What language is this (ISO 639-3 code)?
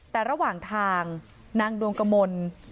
tha